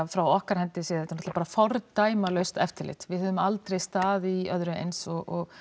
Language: Icelandic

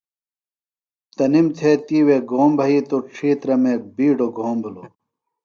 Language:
Phalura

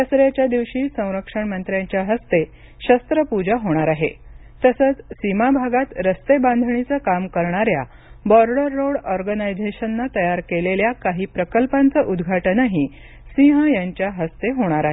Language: Marathi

